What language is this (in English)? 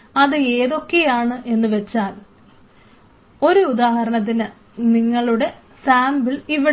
Malayalam